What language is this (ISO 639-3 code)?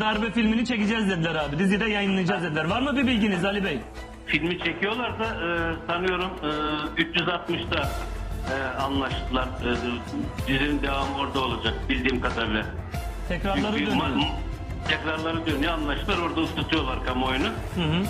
tur